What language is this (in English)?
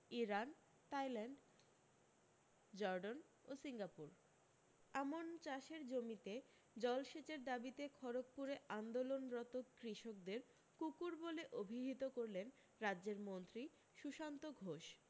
Bangla